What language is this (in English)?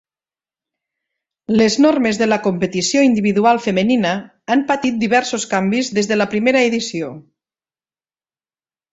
Catalan